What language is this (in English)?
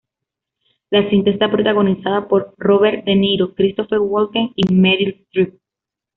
Spanish